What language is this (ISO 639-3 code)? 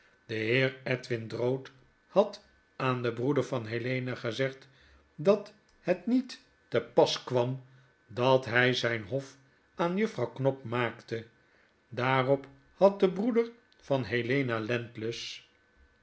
nld